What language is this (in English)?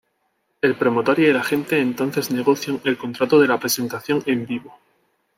Spanish